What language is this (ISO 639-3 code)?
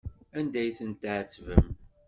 kab